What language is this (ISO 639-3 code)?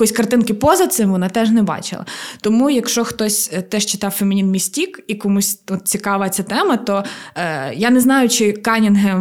ukr